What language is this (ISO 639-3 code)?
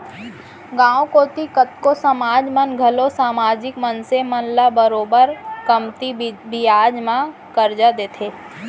hne